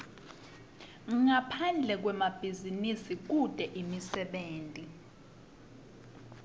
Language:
Swati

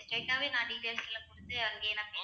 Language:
Tamil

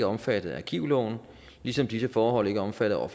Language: Danish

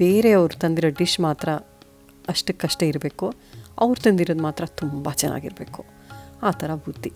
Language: Kannada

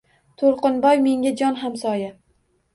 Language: Uzbek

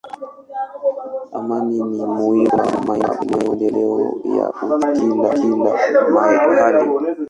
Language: Swahili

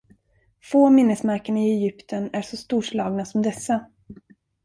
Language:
Swedish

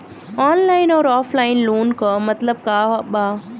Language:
Bhojpuri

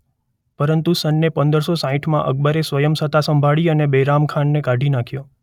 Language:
Gujarati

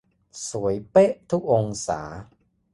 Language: Thai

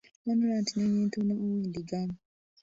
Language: Ganda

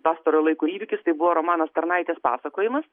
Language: Lithuanian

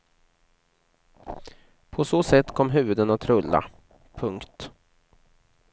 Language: Swedish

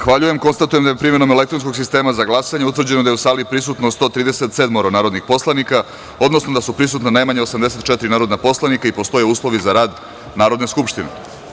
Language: Serbian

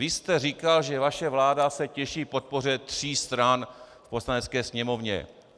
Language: Czech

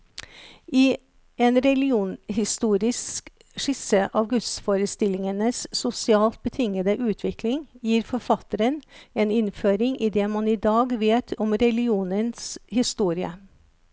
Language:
Norwegian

